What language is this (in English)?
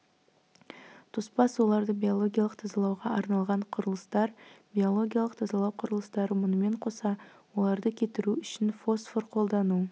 Kazakh